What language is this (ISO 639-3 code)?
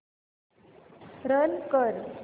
mar